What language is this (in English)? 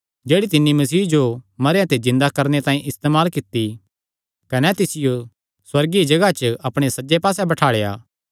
Kangri